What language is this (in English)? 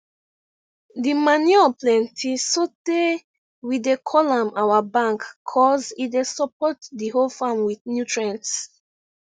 Nigerian Pidgin